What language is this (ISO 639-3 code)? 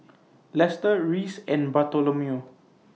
eng